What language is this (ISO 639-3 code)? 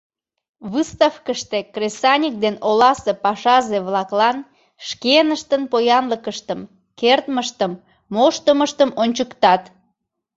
chm